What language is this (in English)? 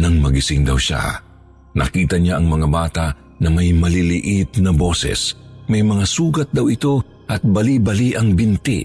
Filipino